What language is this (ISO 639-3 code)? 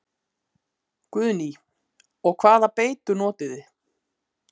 isl